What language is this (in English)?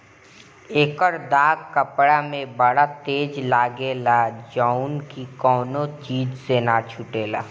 Bhojpuri